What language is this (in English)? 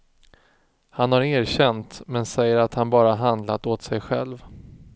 Swedish